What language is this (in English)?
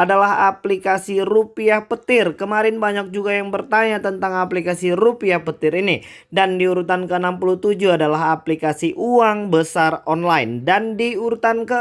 Indonesian